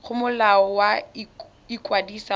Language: Tswana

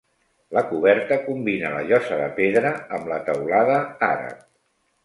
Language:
Catalan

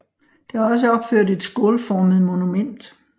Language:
Danish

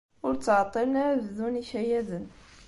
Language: Kabyle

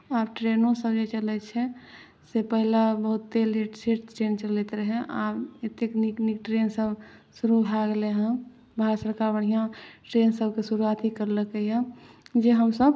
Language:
Maithili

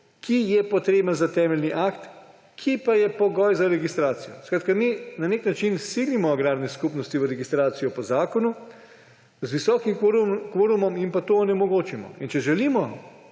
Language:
Slovenian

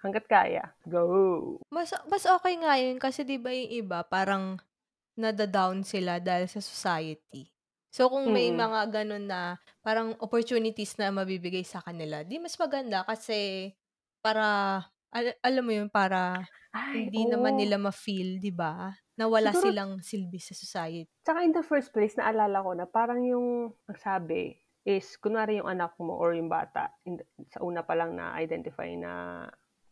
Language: Filipino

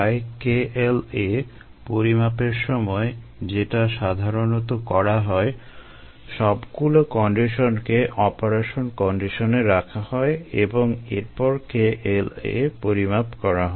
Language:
Bangla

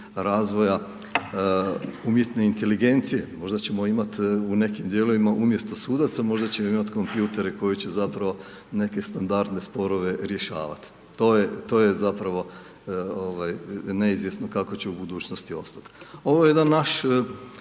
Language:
Croatian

